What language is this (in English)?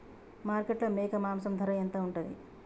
Telugu